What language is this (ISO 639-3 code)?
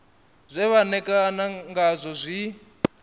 ven